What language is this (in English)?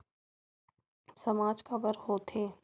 Chhattisgarhi